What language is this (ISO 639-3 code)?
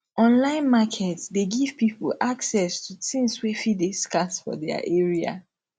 pcm